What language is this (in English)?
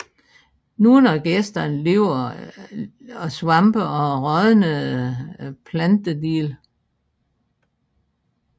Danish